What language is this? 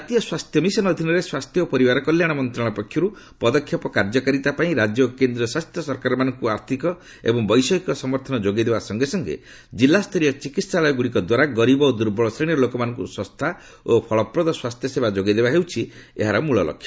Odia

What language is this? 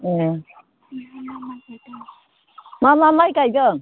Bodo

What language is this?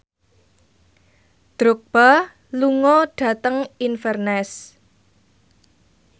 Javanese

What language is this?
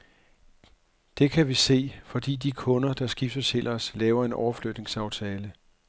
Danish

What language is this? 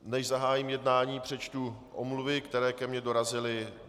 Czech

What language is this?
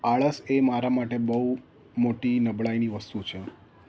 Gujarati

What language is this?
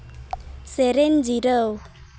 Santali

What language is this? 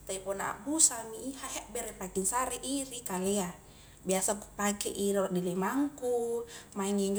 Highland Konjo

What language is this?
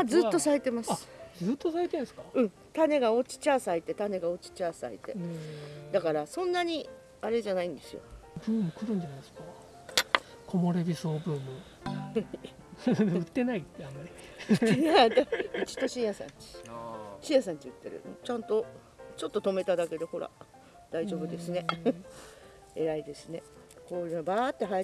Japanese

